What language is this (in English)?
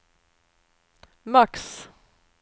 Swedish